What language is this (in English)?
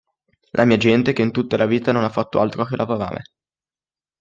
Italian